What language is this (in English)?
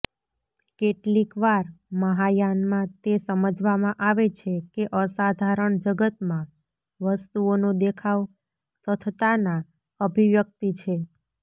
Gujarati